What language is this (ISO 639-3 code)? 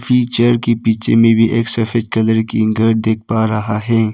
hin